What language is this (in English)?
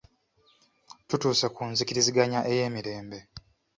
Ganda